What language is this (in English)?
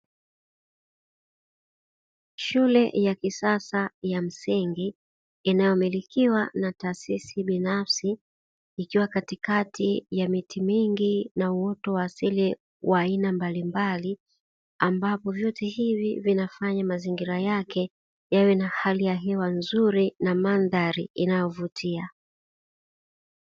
Swahili